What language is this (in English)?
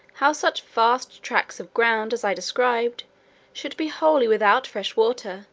English